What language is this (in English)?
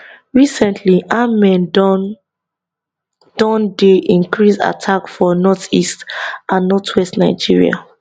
Nigerian Pidgin